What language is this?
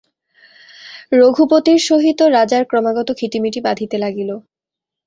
Bangla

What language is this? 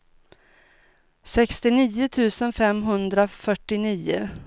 Swedish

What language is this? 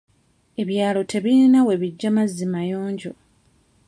Ganda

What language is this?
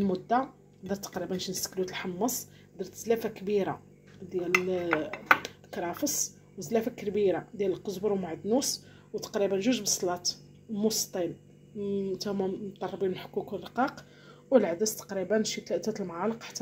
Arabic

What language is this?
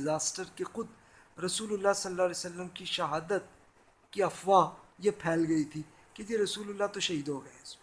Urdu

